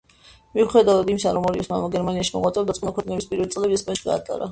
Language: Georgian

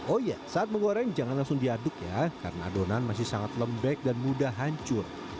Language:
Indonesian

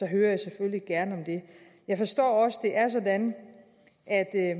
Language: Danish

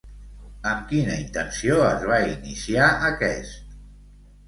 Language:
Catalan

